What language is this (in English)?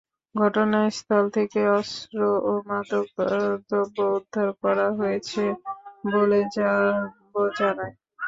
Bangla